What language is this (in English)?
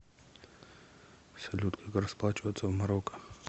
Russian